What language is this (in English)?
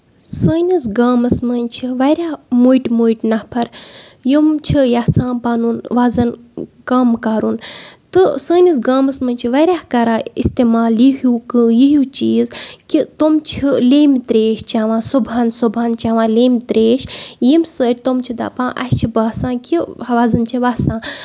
Kashmiri